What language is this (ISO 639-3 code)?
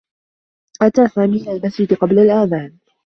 ara